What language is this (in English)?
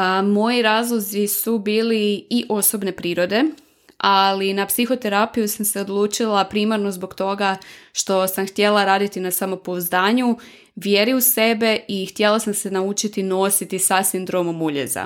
Croatian